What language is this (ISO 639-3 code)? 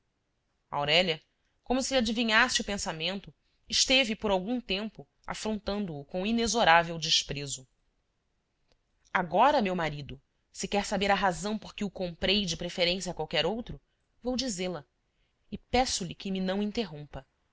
por